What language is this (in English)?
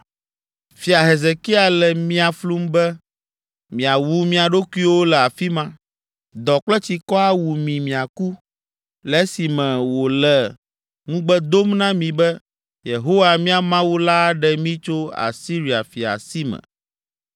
Ewe